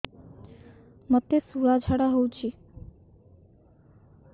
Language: Odia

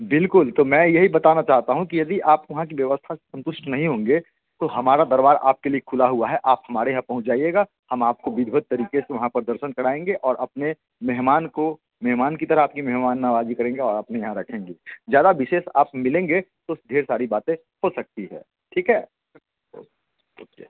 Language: Hindi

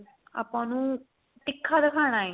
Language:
Punjabi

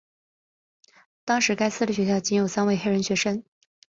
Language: Chinese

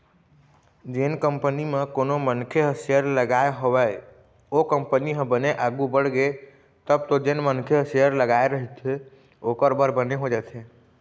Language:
Chhattisgarhi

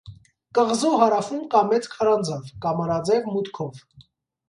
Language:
Armenian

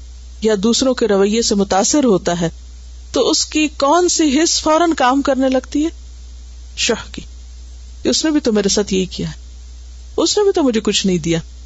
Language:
Urdu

